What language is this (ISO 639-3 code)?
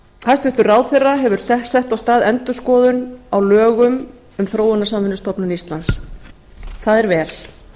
isl